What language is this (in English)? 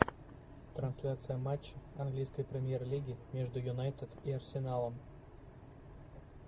Russian